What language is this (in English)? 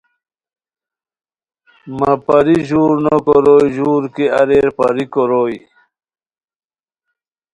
Khowar